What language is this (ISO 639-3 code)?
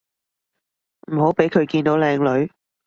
yue